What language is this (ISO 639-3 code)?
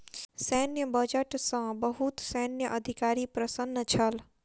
mai